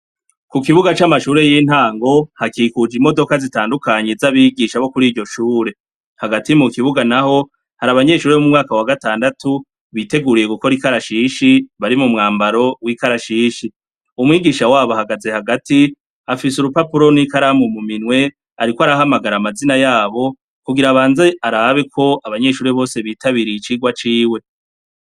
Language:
Rundi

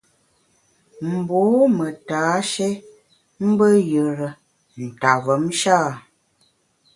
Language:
Bamun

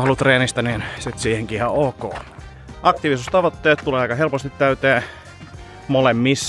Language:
Finnish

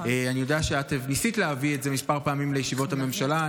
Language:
Hebrew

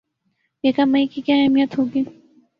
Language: Urdu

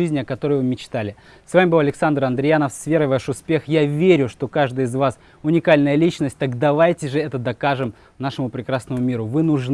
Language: Russian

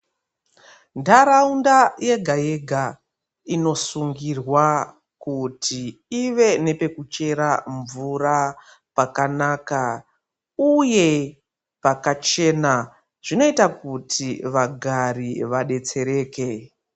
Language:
Ndau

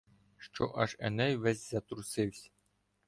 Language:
Ukrainian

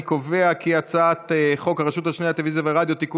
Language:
Hebrew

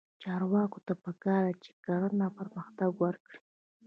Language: Pashto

